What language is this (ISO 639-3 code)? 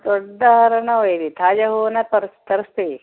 kan